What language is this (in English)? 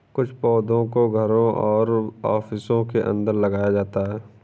Hindi